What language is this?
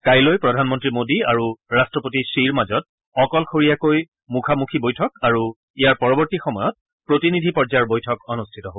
Assamese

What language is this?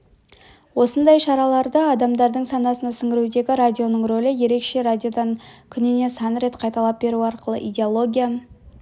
Kazakh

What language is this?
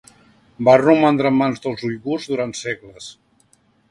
Catalan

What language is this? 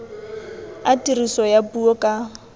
Tswana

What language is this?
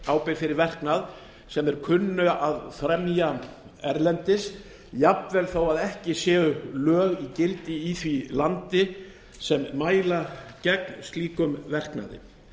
Icelandic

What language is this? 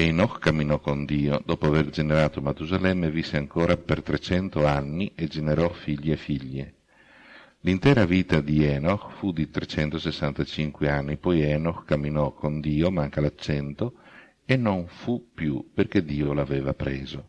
Italian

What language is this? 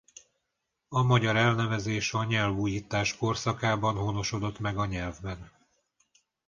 Hungarian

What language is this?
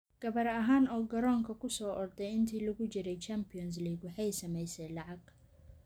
Somali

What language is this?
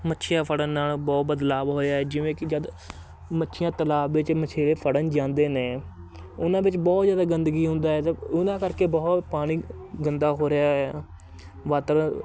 Punjabi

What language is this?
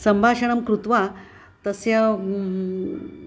Sanskrit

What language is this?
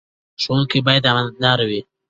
Pashto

